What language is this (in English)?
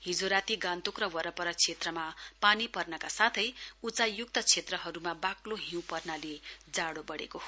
Nepali